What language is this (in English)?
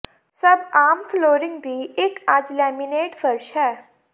Punjabi